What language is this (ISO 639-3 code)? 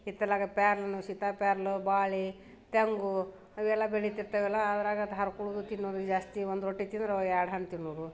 kan